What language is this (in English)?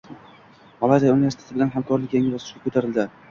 Uzbek